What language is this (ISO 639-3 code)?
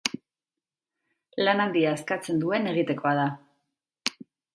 eus